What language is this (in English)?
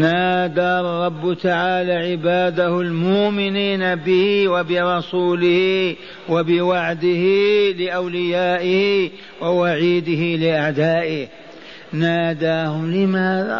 Arabic